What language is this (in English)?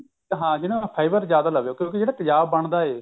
Punjabi